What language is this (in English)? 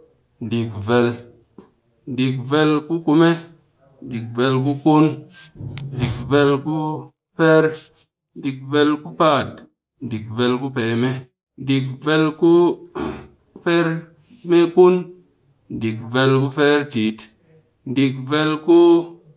Cakfem-Mushere